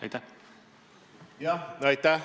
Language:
Estonian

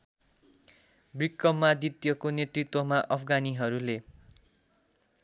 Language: Nepali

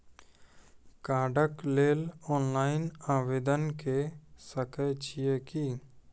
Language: Maithili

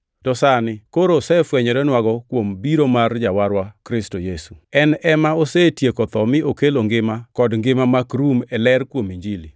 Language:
Luo (Kenya and Tanzania)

